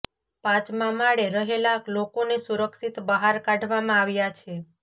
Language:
Gujarati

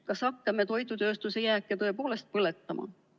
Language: Estonian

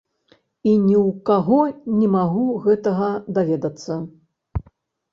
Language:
Belarusian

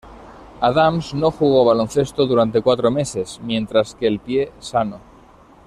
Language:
Spanish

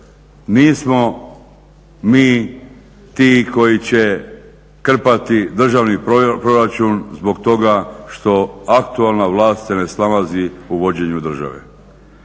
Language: Croatian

